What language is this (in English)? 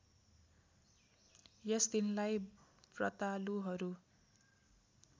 Nepali